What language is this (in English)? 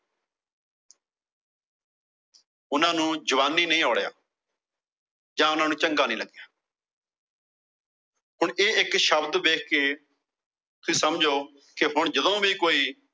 Punjabi